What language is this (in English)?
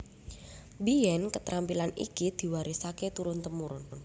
Javanese